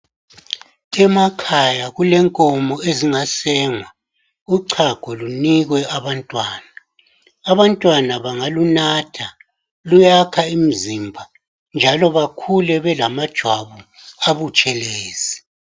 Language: North Ndebele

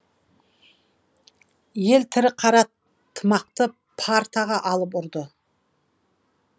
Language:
Kazakh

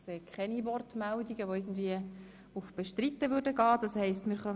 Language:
Swiss German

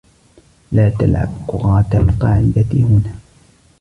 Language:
Arabic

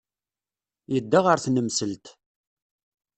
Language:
Kabyle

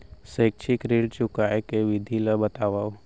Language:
Chhattisgarhi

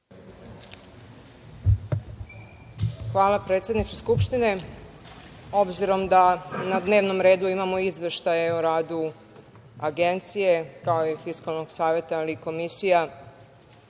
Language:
Serbian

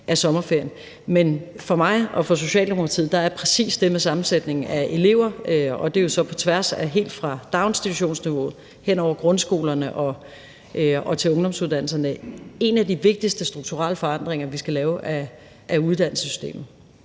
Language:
Danish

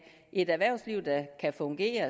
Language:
Danish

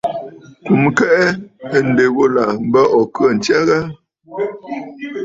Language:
Bafut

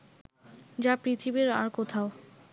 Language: Bangla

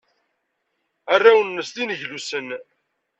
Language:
Kabyle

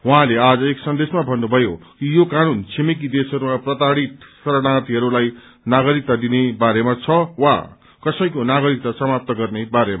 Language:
Nepali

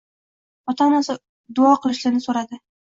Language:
Uzbek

